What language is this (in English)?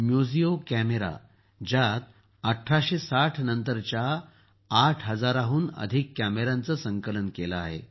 Marathi